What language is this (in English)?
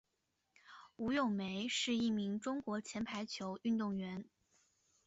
Chinese